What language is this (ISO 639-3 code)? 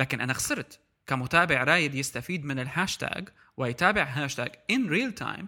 ara